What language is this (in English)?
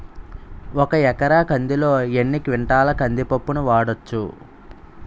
Telugu